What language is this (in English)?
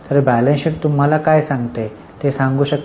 Marathi